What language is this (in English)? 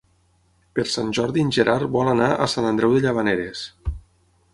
Catalan